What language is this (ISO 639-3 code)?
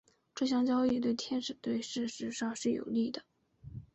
zho